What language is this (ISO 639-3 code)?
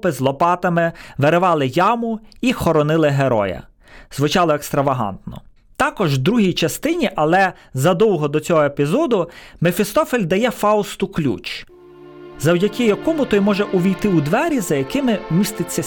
ukr